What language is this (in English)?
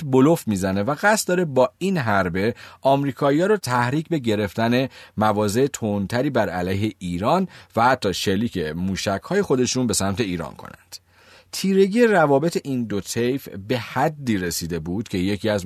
Persian